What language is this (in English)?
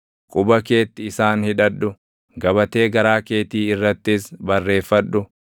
Oromo